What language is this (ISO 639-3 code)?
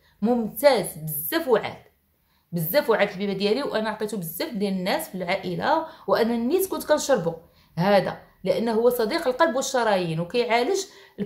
ara